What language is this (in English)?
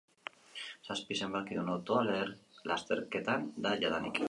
Basque